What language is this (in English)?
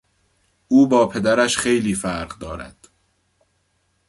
Persian